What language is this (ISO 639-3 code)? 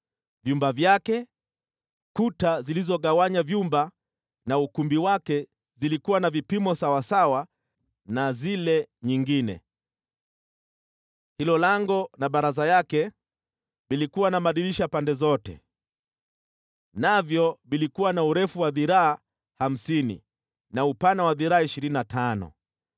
swa